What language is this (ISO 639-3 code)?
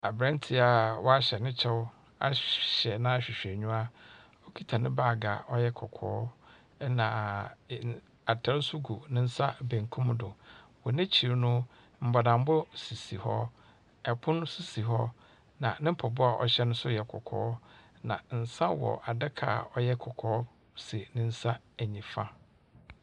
aka